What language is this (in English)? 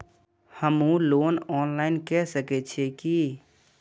Maithili